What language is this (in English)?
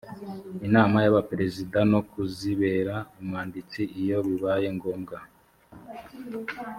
Kinyarwanda